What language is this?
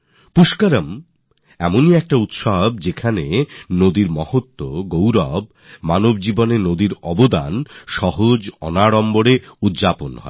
Bangla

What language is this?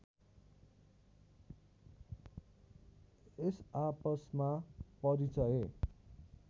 Nepali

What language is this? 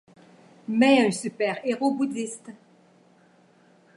French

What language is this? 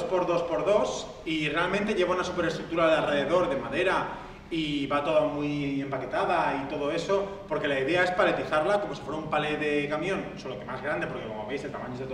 Spanish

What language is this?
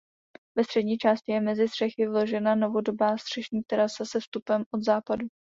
Czech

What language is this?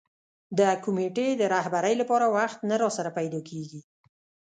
Pashto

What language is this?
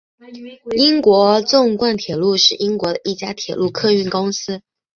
Chinese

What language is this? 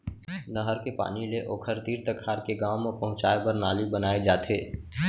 Chhattisgarhi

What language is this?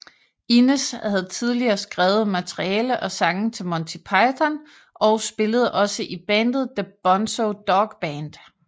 Danish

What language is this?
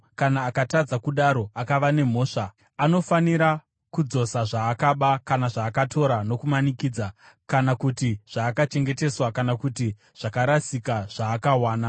Shona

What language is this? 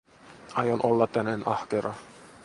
Finnish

